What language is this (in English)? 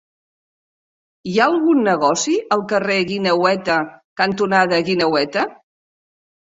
Catalan